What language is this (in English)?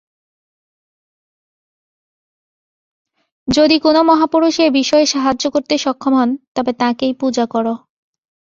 Bangla